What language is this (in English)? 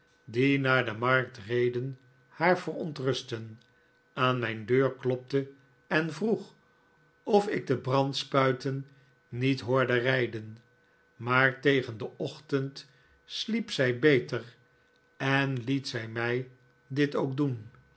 Dutch